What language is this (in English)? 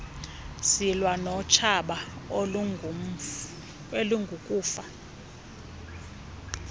Xhosa